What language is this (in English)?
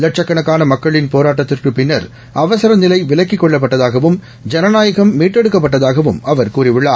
Tamil